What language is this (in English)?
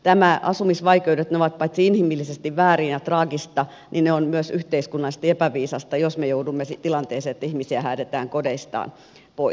Finnish